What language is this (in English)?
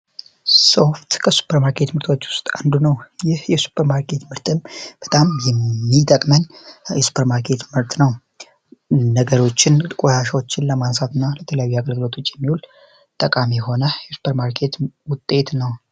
Amharic